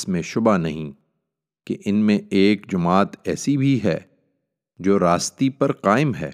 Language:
Urdu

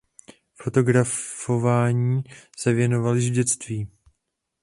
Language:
Czech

